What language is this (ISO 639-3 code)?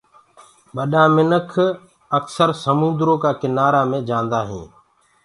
ggg